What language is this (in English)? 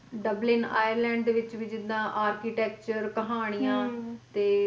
Punjabi